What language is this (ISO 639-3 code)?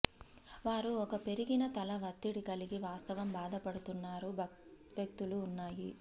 tel